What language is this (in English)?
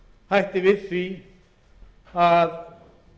Icelandic